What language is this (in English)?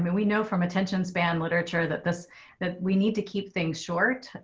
English